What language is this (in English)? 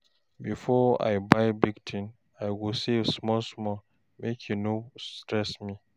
Nigerian Pidgin